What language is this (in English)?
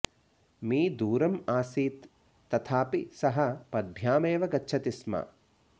Sanskrit